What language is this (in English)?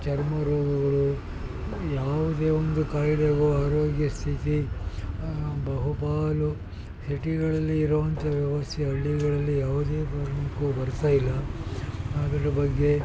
Kannada